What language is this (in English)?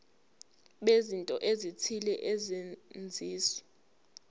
Zulu